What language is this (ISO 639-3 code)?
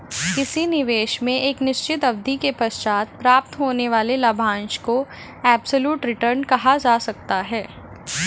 hin